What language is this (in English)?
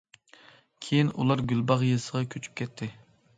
Uyghur